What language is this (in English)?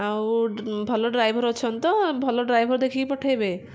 Odia